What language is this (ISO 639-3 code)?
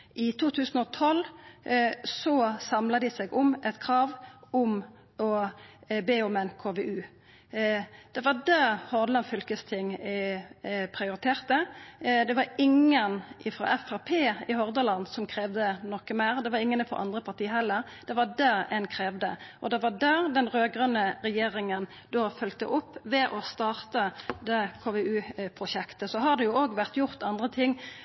nno